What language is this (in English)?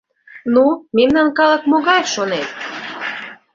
Mari